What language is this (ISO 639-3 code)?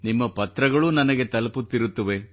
kan